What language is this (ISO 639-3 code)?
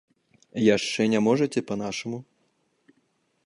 bel